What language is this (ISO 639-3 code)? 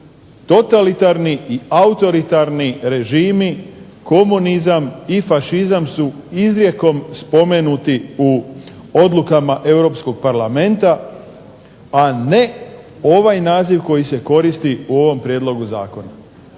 hrv